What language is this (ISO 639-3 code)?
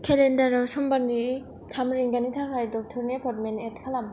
brx